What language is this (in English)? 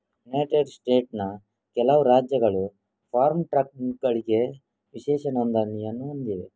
Kannada